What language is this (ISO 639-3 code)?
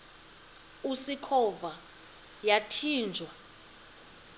xho